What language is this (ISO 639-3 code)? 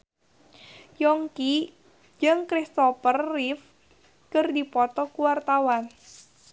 sun